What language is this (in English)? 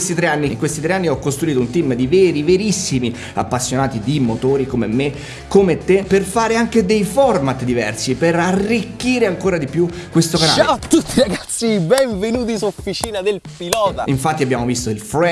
Italian